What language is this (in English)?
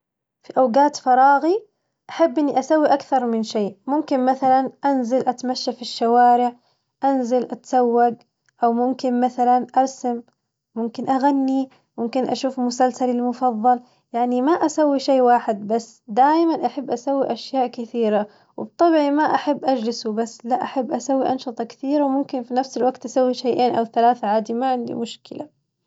Najdi Arabic